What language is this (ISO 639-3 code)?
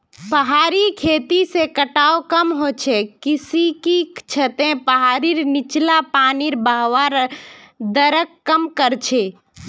mag